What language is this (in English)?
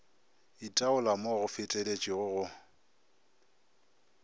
Northern Sotho